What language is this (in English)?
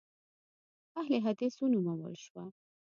Pashto